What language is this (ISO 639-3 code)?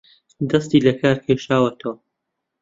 ckb